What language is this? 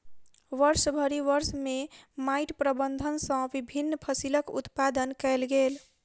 Maithili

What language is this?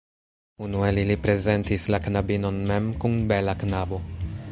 Esperanto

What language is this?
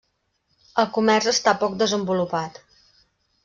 Catalan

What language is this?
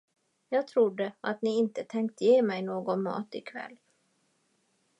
Swedish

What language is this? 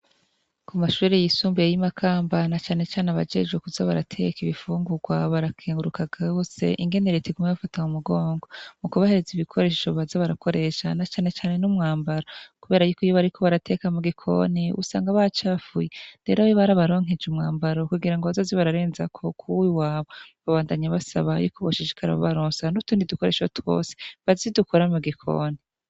Rundi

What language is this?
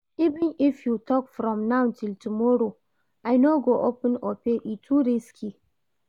Nigerian Pidgin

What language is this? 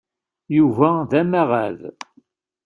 Kabyle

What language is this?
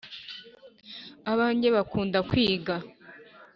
Kinyarwanda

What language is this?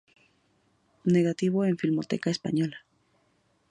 Spanish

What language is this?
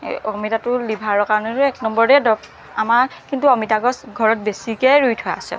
Assamese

